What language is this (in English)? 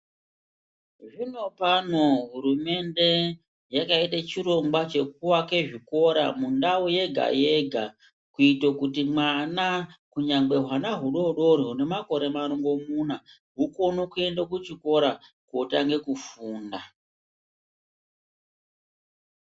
Ndau